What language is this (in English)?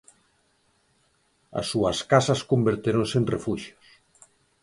Galician